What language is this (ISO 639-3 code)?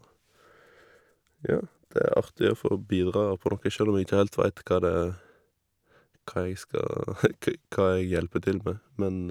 nor